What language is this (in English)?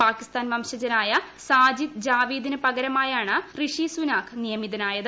Malayalam